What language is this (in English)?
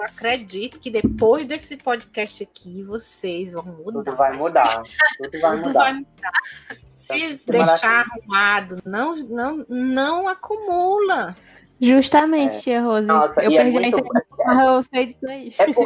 Portuguese